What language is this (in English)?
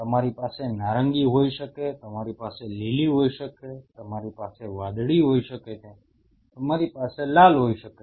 Gujarati